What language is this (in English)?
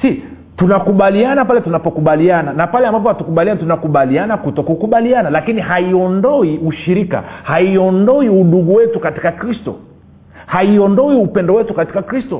Swahili